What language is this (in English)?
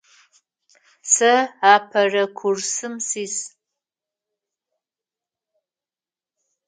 Adyghe